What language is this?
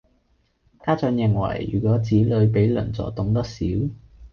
Cantonese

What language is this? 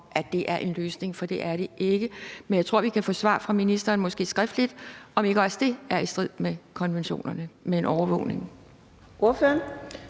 Danish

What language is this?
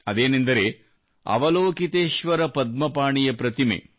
Kannada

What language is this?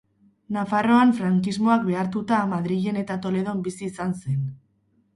Basque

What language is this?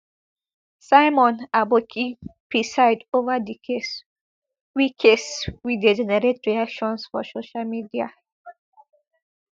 Nigerian Pidgin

